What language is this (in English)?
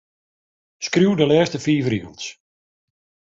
Western Frisian